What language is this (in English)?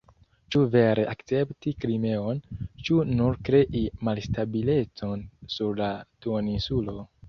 Esperanto